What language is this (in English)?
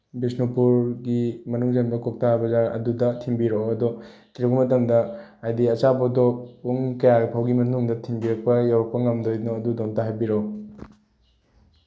Manipuri